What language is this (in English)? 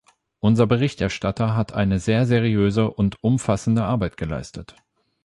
German